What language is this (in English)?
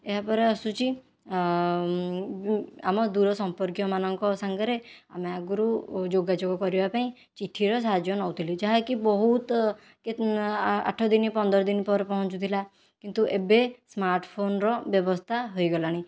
Odia